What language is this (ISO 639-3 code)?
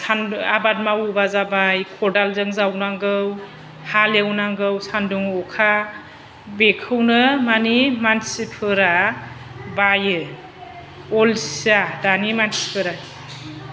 brx